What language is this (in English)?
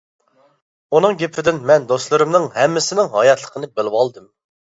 Uyghur